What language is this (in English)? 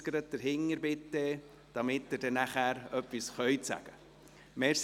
Swiss German